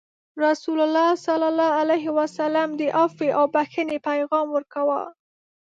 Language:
Pashto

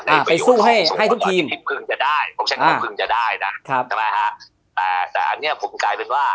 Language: Thai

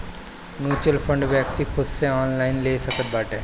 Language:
Bhojpuri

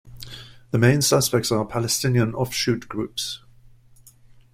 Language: English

